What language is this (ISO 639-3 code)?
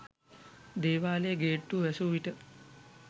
sin